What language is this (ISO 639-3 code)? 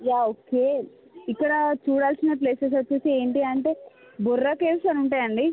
tel